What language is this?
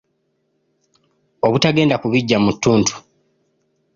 Ganda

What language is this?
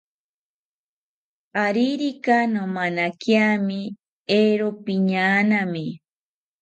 South Ucayali Ashéninka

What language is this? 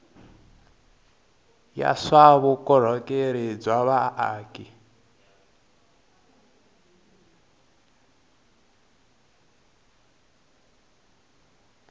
Tsonga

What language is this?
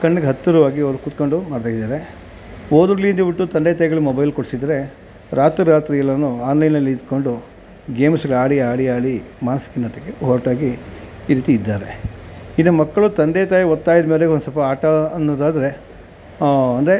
Kannada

